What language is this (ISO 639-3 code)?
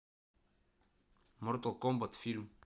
rus